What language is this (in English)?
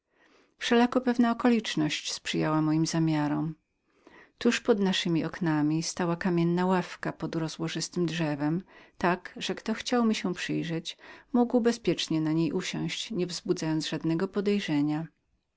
Polish